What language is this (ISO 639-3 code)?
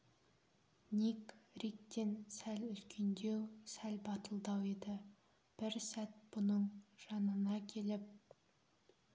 kaz